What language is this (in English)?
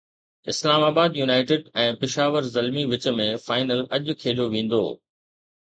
Sindhi